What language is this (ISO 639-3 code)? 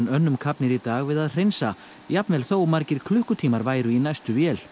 isl